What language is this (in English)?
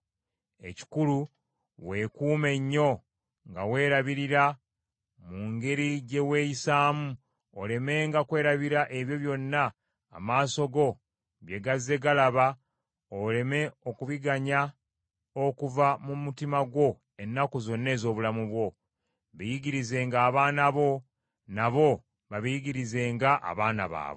Ganda